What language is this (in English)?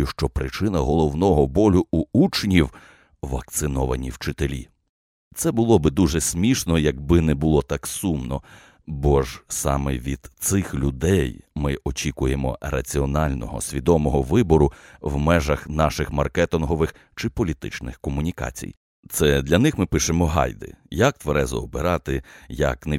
Ukrainian